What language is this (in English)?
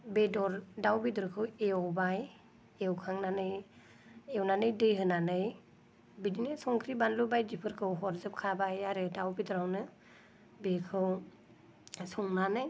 Bodo